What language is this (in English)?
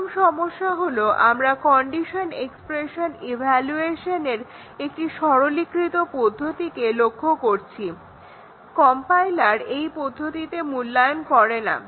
Bangla